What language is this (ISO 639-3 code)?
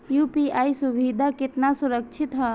bho